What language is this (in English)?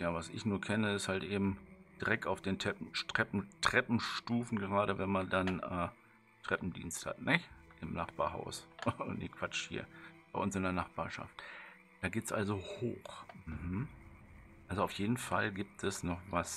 German